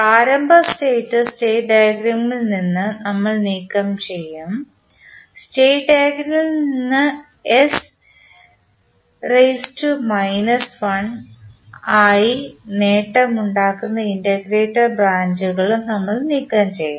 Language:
Malayalam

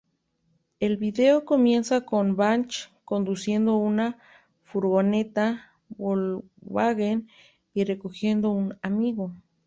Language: Spanish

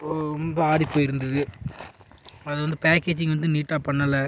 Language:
Tamil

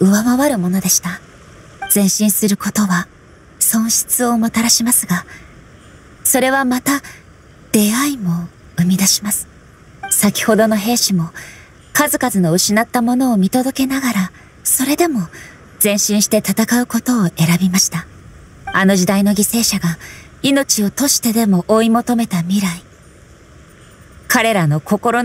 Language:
Japanese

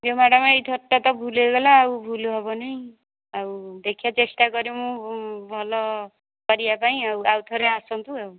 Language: Odia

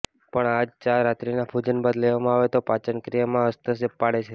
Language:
Gujarati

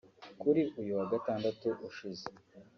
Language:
Kinyarwanda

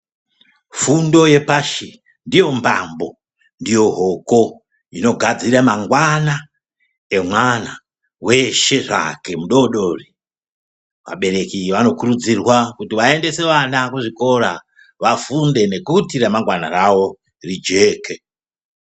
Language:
Ndau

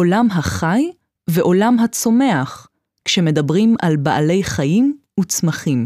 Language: Hebrew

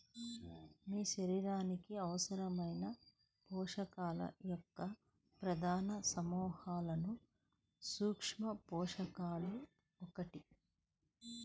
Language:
Telugu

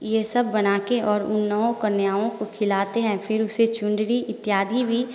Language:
Hindi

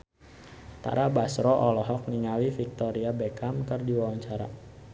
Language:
Sundanese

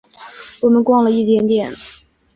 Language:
Chinese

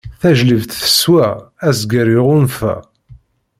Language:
Kabyle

